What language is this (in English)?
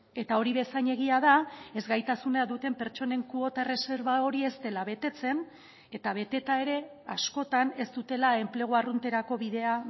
Basque